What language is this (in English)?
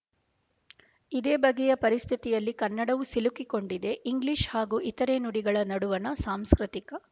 Kannada